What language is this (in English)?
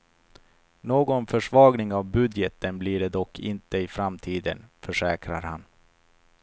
Swedish